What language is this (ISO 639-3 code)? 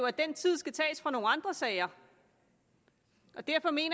dan